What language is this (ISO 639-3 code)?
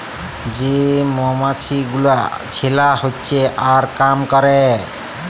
ben